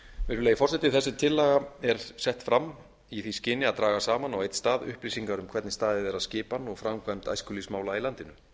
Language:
Icelandic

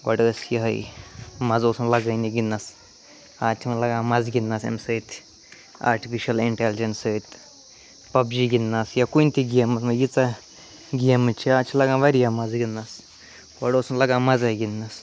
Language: Kashmiri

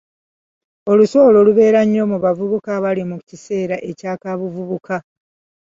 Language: Ganda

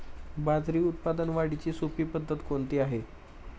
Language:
Marathi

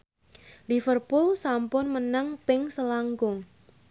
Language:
Javanese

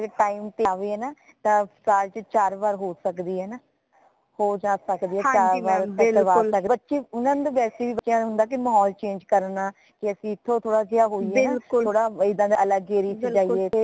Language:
Punjabi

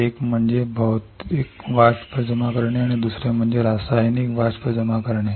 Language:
Marathi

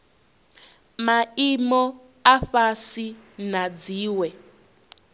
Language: Venda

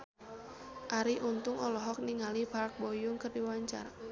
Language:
Sundanese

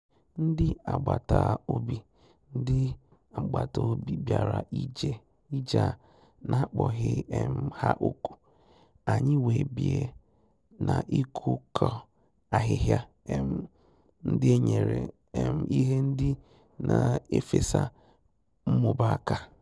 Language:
Igbo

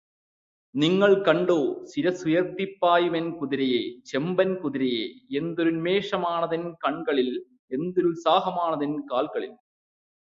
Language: Malayalam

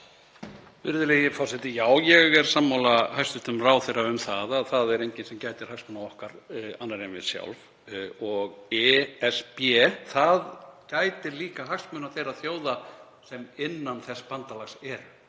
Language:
Icelandic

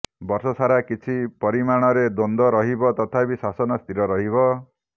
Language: Odia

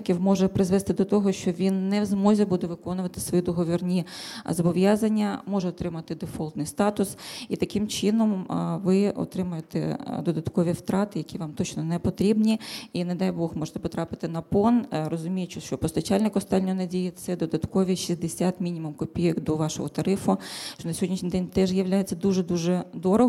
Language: Ukrainian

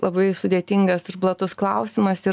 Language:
Lithuanian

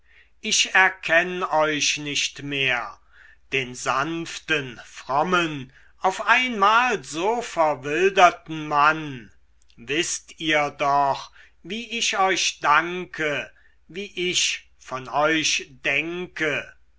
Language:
German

